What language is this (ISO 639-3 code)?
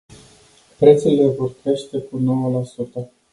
ron